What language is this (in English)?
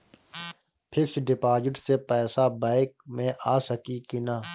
Bhojpuri